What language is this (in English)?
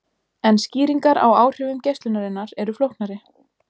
Icelandic